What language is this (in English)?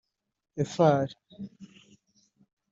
Kinyarwanda